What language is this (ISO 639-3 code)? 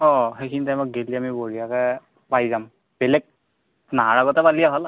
asm